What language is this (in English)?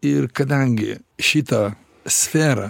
Lithuanian